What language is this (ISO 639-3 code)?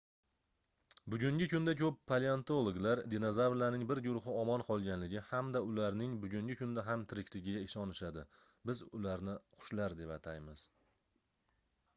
uzb